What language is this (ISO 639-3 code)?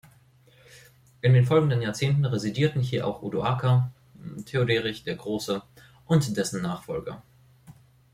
deu